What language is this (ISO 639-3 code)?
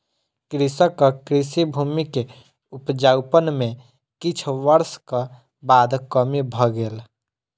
mai